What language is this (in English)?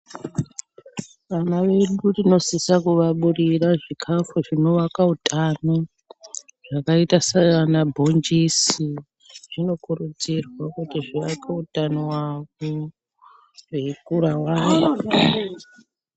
Ndau